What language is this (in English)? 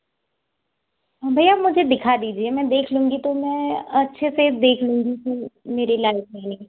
Hindi